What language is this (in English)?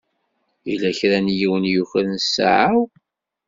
Kabyle